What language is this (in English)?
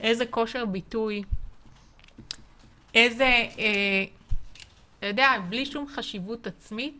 Hebrew